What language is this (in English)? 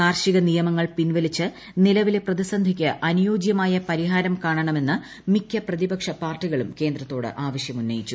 Malayalam